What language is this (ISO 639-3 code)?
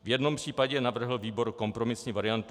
ces